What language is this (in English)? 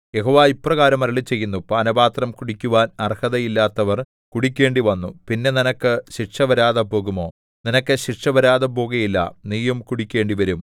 Malayalam